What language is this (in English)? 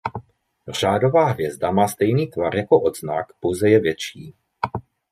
Czech